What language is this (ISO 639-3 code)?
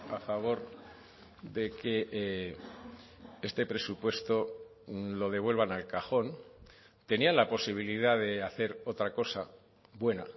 spa